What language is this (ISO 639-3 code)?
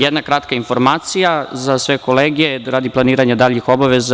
srp